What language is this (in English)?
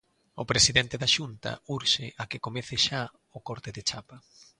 Galician